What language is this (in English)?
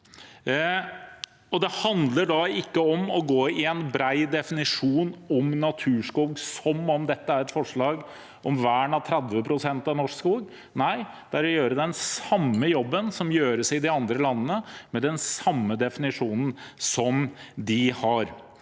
Norwegian